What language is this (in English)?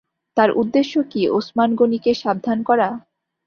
Bangla